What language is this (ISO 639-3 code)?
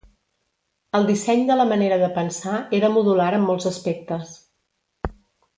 cat